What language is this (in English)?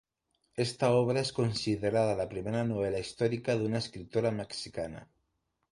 Spanish